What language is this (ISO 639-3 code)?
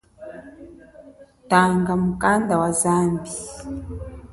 cjk